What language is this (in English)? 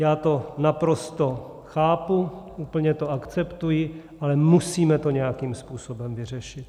Czech